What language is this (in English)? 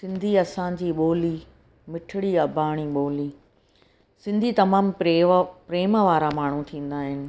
Sindhi